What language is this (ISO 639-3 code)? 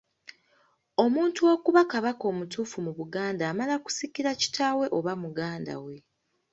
lug